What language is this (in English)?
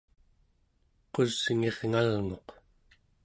Central Yupik